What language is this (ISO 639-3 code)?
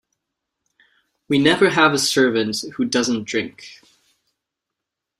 eng